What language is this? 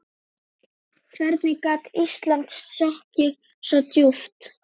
Icelandic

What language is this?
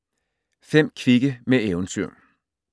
Danish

